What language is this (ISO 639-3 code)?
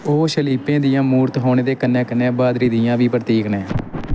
doi